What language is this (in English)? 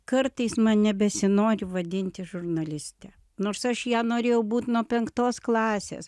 Lithuanian